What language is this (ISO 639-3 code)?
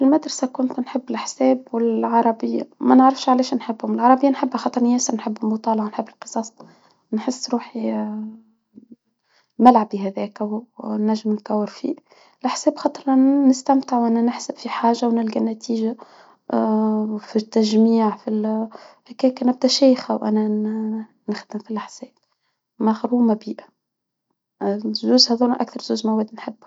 aeb